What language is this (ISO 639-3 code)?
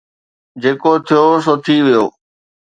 snd